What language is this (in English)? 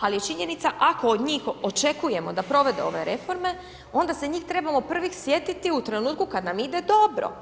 Croatian